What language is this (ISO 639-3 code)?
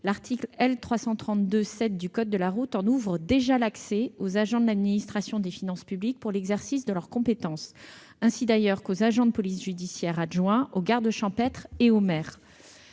fra